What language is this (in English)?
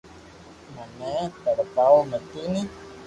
Loarki